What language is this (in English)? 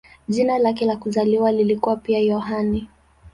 Swahili